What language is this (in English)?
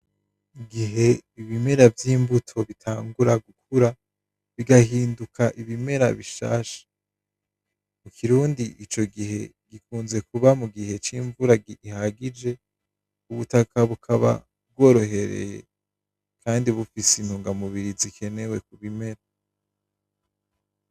Rundi